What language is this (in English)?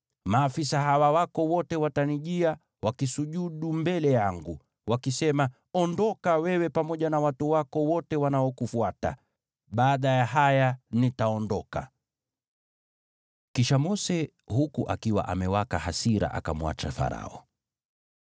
Swahili